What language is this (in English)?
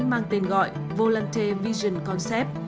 Vietnamese